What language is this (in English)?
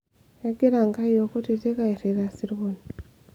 Masai